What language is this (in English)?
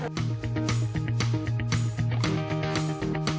Thai